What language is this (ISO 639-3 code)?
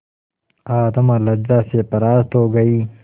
hin